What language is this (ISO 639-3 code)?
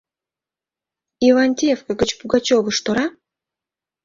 chm